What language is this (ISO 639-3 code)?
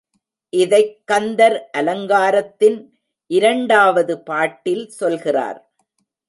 tam